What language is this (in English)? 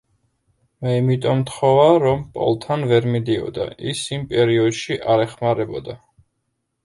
Georgian